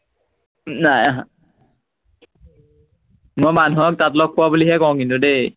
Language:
Assamese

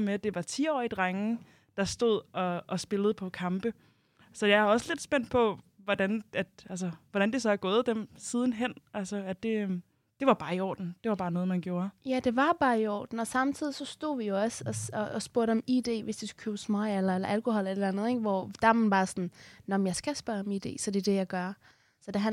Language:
Danish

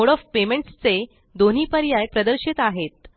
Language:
Marathi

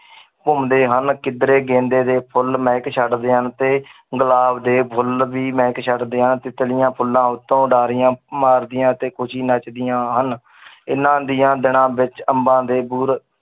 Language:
Punjabi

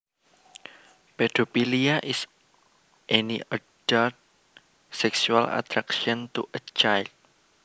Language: Javanese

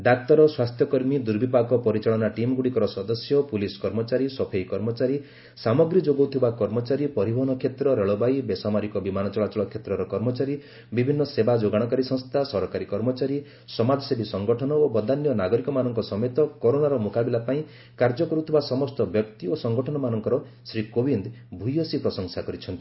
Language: Odia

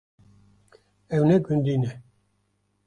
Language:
Kurdish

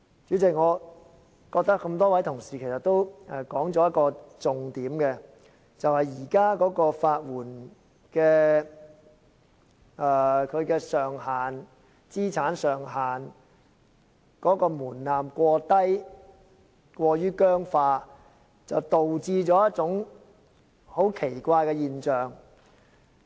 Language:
Cantonese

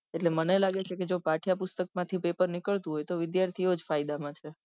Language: Gujarati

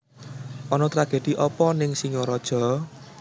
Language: Javanese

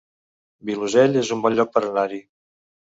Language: Catalan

